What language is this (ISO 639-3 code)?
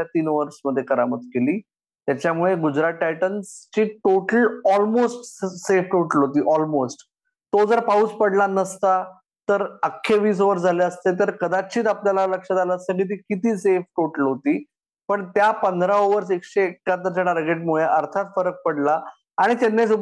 mar